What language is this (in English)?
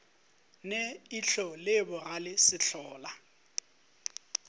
Northern Sotho